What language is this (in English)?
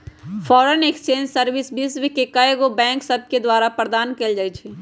Magahi